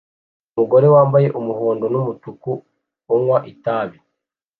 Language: Kinyarwanda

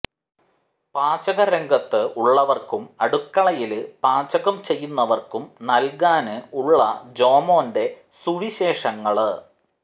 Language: Malayalam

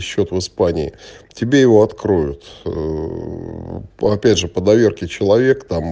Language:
Russian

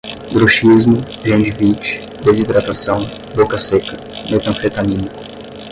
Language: Portuguese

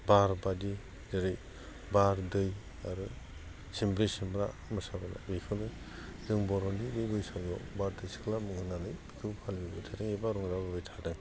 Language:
Bodo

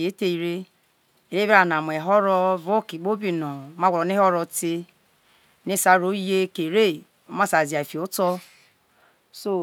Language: Isoko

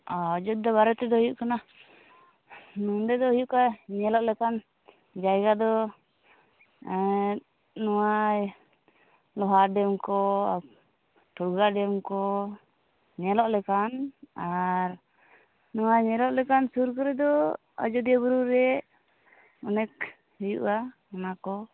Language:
Santali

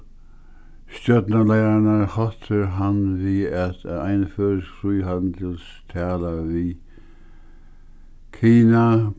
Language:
Faroese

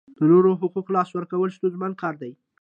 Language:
Pashto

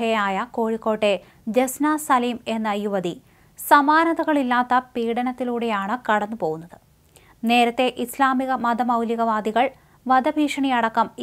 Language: Malayalam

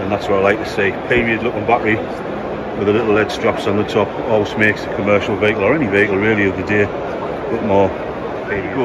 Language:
English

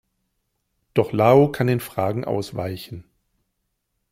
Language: German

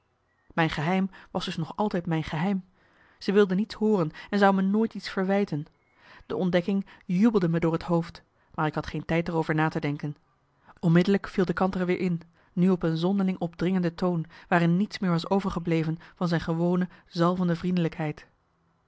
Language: Dutch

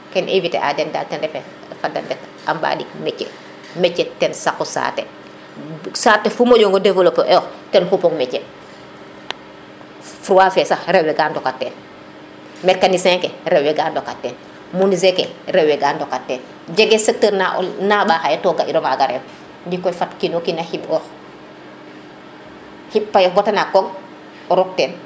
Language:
Serer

